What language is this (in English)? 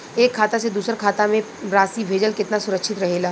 Bhojpuri